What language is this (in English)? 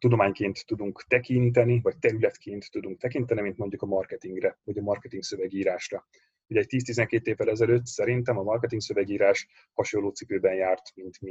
Hungarian